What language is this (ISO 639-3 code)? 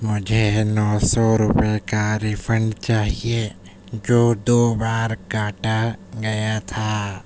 urd